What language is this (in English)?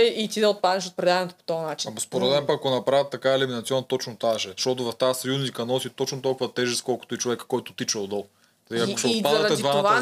Bulgarian